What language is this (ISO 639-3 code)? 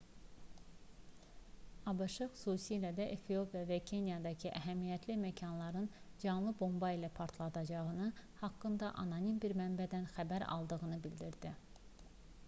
aze